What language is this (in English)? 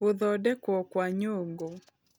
Kikuyu